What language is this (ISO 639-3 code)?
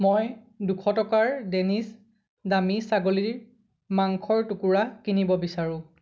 asm